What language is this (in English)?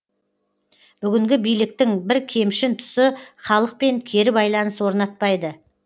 Kazakh